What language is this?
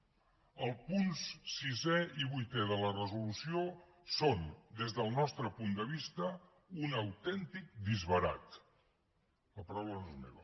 Catalan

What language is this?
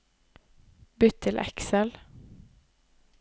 Norwegian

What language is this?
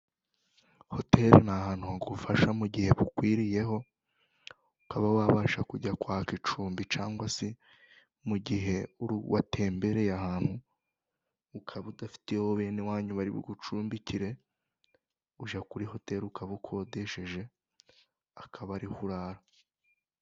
Kinyarwanda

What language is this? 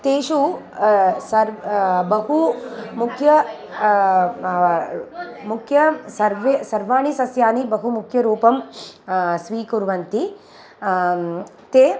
Sanskrit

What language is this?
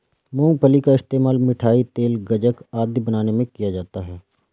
Hindi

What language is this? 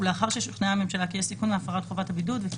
Hebrew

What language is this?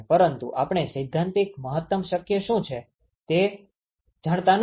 Gujarati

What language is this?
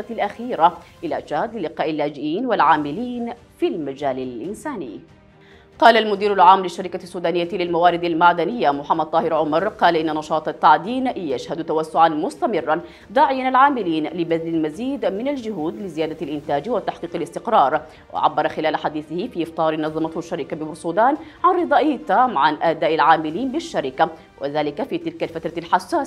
Arabic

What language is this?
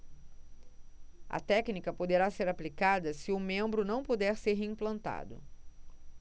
Portuguese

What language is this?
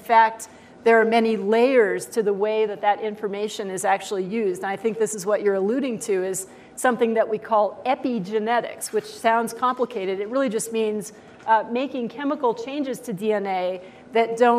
English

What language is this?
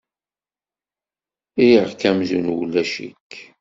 Kabyle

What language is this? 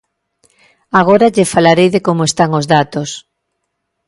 Galician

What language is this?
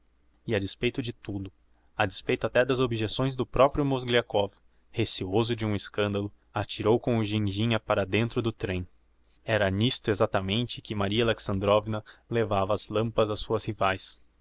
Portuguese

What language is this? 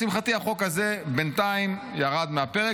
Hebrew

